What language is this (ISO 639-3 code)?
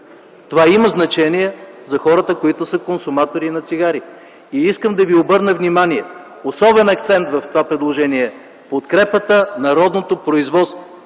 bul